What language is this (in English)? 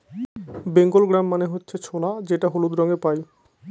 Bangla